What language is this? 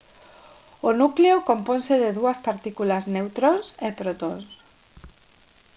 Galician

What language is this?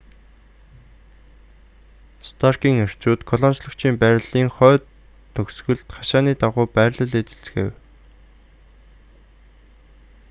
Mongolian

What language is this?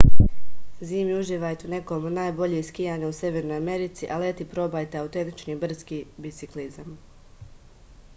Serbian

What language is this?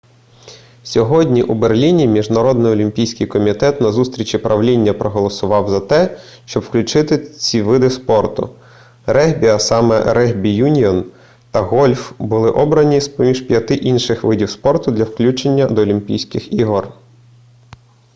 Ukrainian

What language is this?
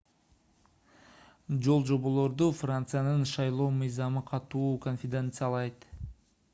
Kyrgyz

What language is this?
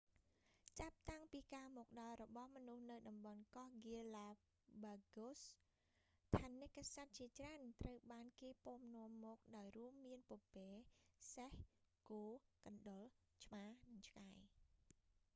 Khmer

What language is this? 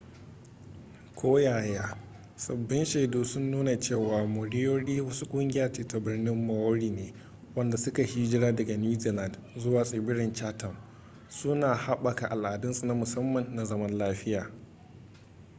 Hausa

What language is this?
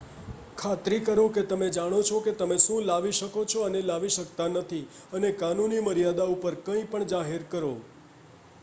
Gujarati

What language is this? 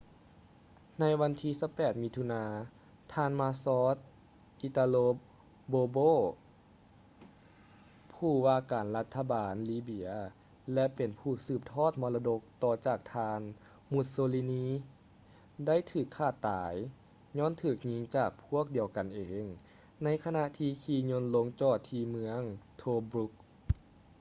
Lao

